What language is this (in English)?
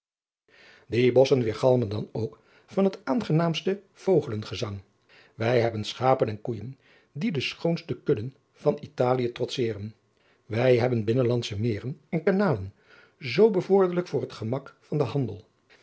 Dutch